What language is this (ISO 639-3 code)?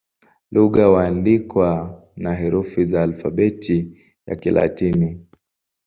swa